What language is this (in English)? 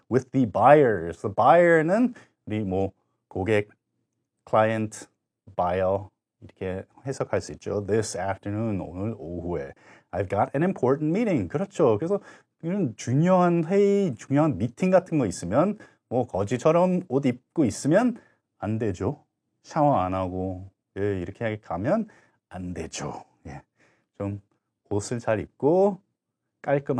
Korean